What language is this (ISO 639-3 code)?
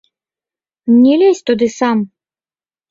bel